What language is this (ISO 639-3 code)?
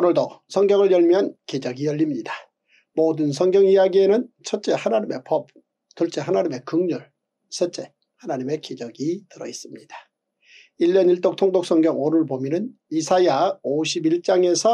kor